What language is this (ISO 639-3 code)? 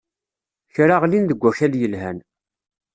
kab